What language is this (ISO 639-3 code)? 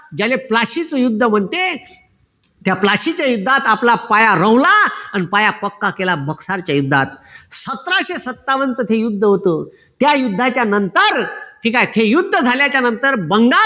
mar